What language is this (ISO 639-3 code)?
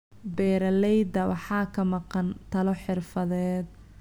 som